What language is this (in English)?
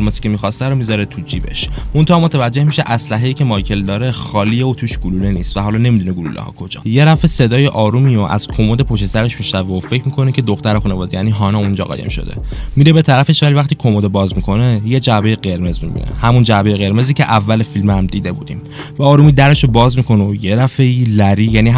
Persian